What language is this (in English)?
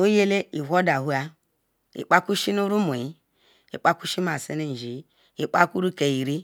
Ikwere